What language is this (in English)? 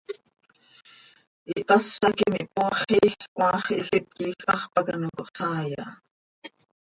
Seri